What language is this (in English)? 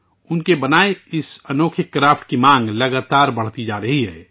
Urdu